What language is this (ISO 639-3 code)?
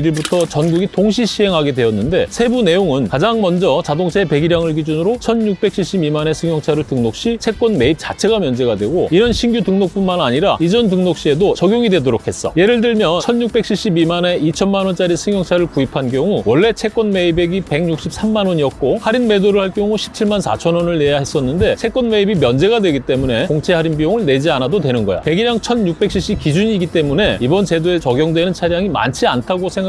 kor